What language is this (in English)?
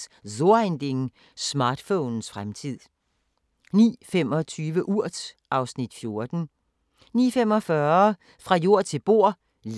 Danish